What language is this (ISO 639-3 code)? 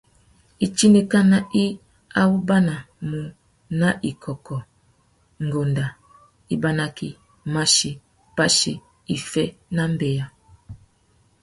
bag